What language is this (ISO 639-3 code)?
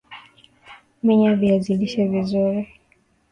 swa